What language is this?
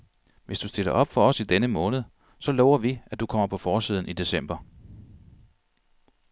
Danish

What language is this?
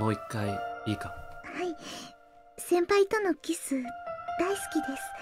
Japanese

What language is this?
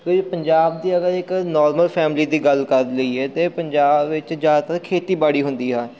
Punjabi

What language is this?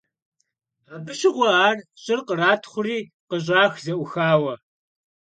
Kabardian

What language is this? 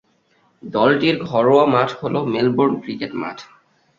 Bangla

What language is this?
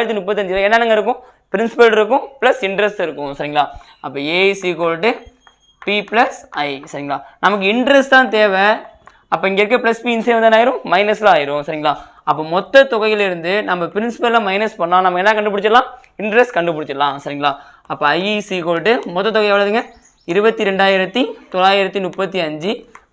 Tamil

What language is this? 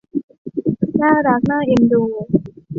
Thai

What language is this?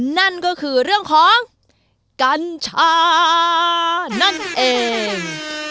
Thai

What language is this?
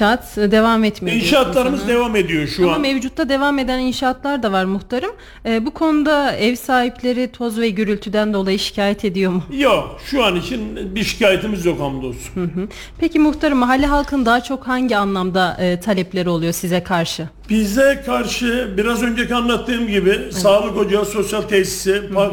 Turkish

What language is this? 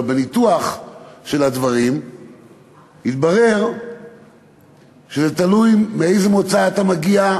Hebrew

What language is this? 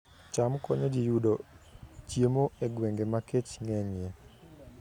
Luo (Kenya and Tanzania)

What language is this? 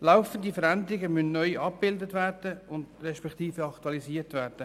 Swiss German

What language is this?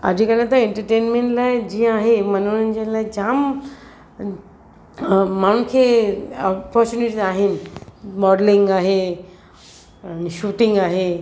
Sindhi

